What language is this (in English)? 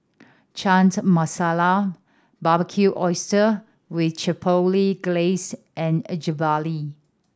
English